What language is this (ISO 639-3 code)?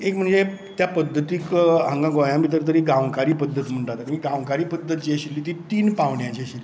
kok